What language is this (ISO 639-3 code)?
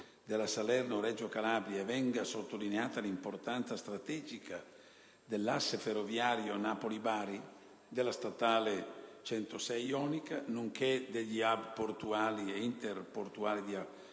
ita